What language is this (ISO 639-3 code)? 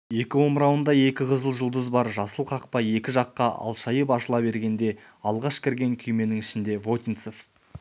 kaz